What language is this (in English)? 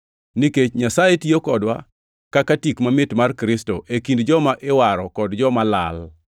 Luo (Kenya and Tanzania)